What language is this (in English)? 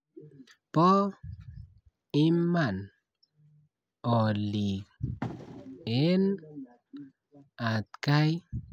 Kalenjin